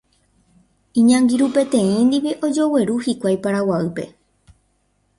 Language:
Guarani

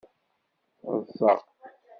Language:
Kabyle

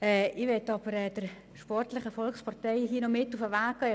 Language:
Swiss German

